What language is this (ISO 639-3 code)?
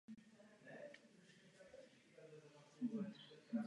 ces